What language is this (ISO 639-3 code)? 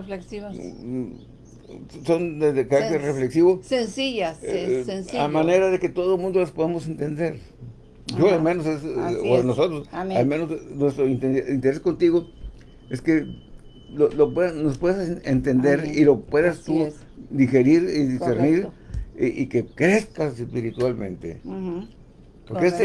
spa